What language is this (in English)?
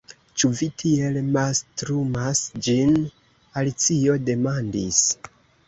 Esperanto